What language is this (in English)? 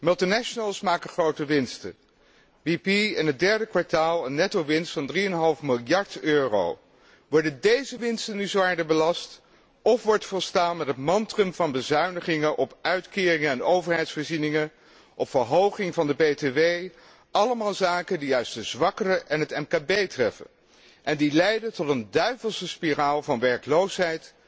Dutch